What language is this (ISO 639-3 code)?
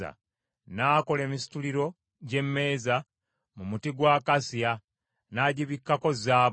lug